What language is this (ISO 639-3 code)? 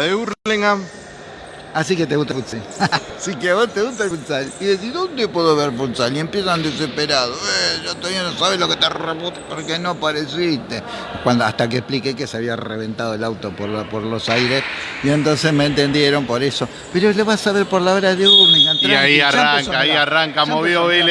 spa